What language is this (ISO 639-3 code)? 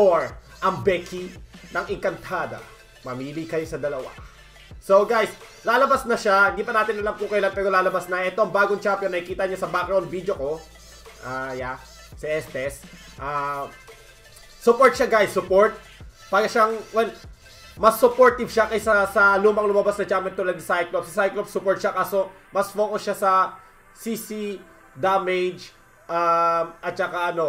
fil